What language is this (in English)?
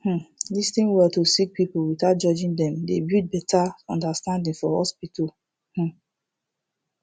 Nigerian Pidgin